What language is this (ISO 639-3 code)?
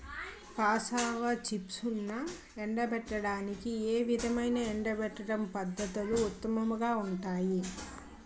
tel